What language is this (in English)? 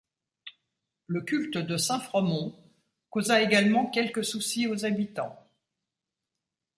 French